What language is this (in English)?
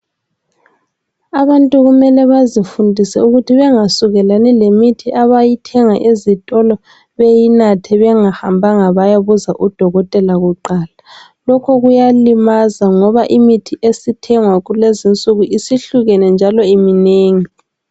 North Ndebele